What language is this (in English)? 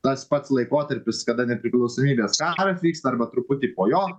Lithuanian